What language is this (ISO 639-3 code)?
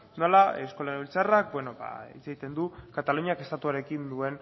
eus